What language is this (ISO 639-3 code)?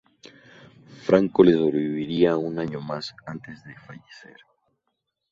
spa